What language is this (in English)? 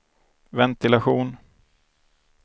Swedish